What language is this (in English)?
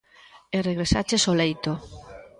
Galician